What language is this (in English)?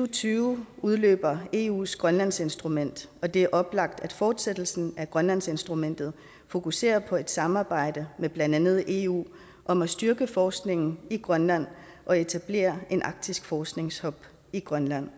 Danish